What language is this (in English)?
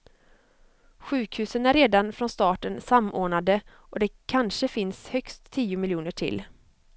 Swedish